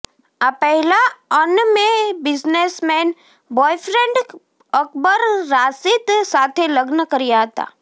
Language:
Gujarati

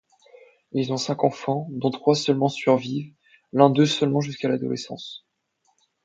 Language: French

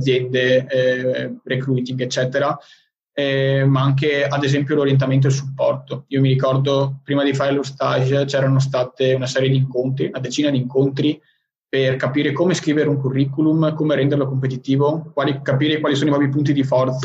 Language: Italian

